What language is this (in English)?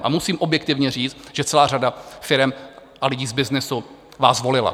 Czech